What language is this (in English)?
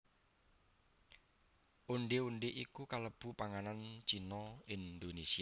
Javanese